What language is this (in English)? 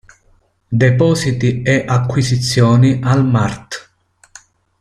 Italian